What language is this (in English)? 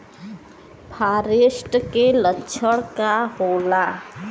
Bhojpuri